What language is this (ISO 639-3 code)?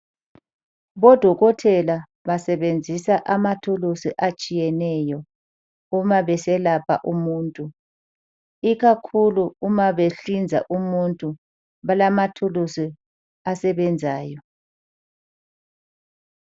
nde